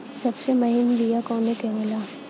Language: Bhojpuri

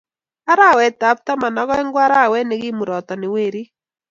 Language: Kalenjin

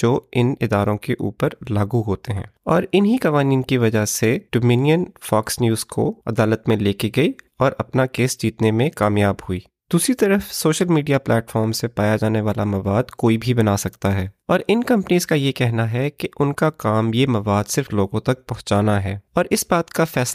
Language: Urdu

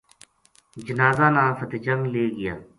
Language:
Gujari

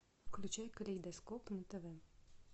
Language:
Russian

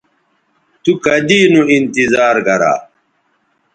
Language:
Bateri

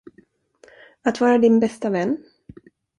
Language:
Swedish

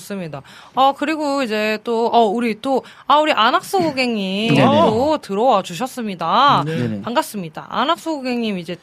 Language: Korean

